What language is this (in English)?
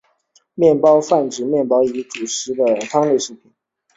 Chinese